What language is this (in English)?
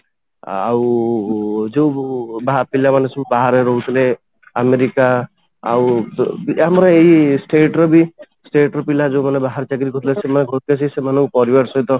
Odia